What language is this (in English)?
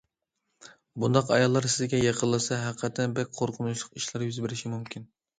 Uyghur